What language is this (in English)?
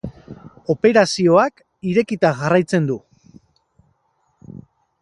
Basque